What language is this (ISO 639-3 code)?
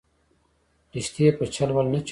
pus